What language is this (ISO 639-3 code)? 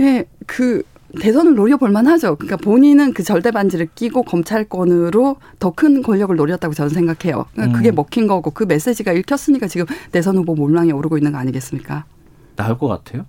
kor